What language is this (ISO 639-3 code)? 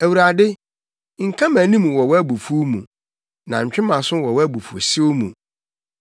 aka